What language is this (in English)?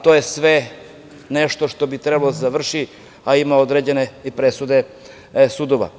Serbian